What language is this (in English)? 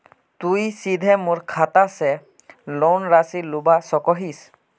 Magahi